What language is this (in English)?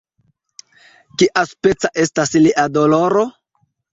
Esperanto